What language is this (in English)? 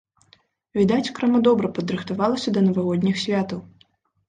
Belarusian